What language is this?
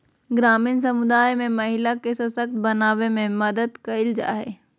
Magahi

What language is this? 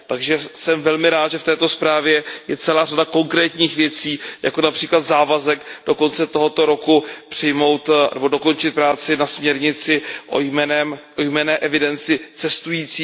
Czech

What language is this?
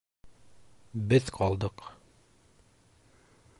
Bashkir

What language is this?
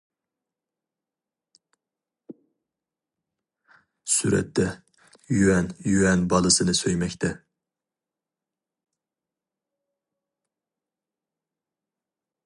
Uyghur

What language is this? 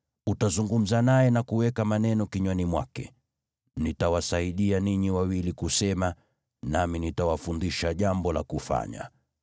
Swahili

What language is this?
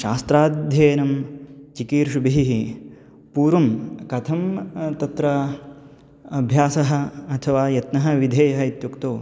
Sanskrit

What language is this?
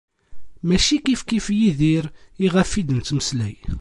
Kabyle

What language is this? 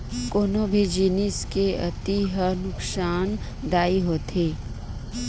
Chhattisgarhi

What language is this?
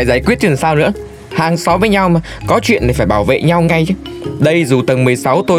Vietnamese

